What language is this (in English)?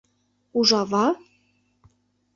Mari